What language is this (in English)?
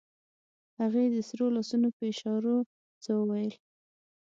Pashto